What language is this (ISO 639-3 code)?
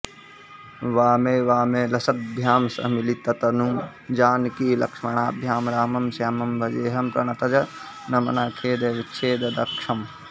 san